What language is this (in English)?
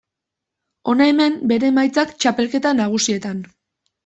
Basque